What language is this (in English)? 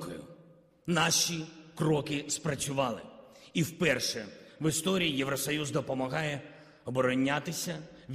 Ukrainian